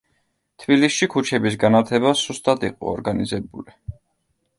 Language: Georgian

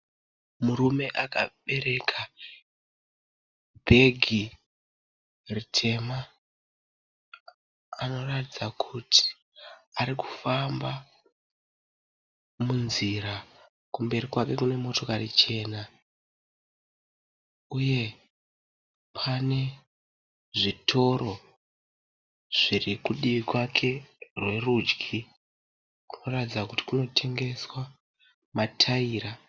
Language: Shona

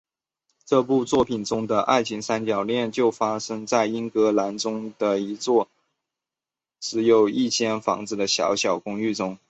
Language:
Chinese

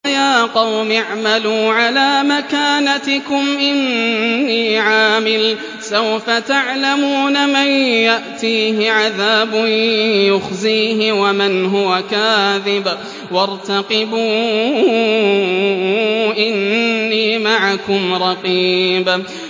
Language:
Arabic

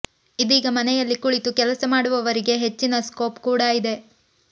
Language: Kannada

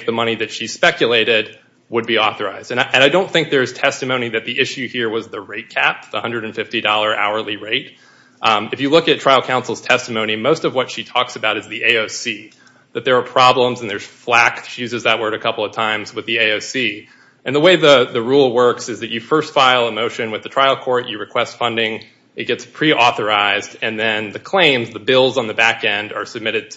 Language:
English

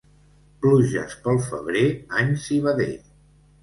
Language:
Catalan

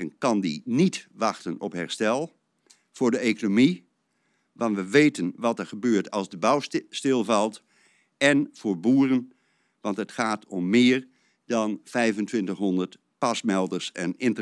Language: Dutch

